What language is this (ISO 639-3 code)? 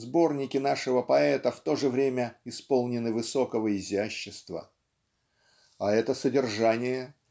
rus